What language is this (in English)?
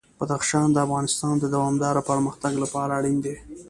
Pashto